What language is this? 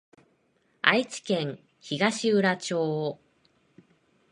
Japanese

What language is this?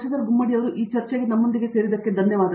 Kannada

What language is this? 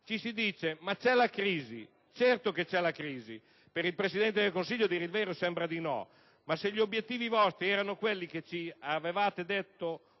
Italian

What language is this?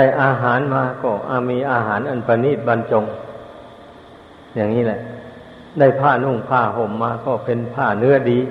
Thai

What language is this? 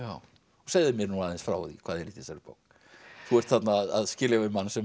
Icelandic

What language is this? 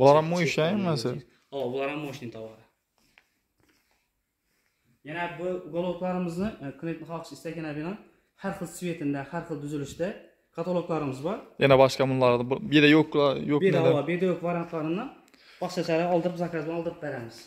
Turkish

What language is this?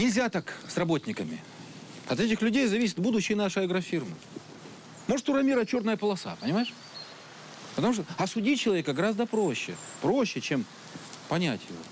Russian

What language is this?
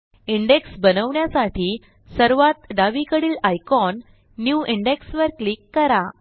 Marathi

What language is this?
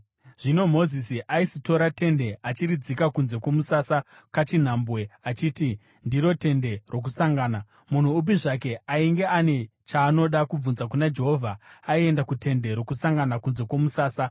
Shona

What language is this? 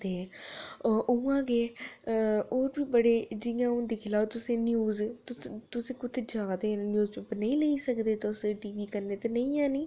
Dogri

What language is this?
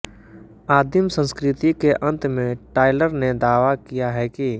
Hindi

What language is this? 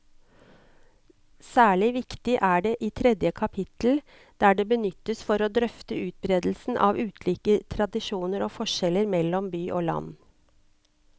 Norwegian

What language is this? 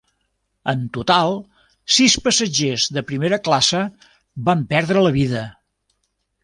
Catalan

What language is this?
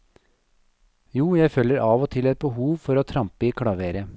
Norwegian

